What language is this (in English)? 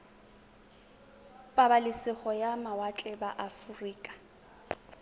Tswana